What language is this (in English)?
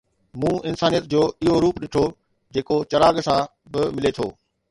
Sindhi